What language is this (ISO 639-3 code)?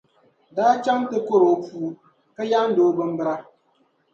dag